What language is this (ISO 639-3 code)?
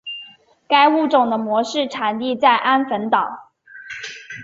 zho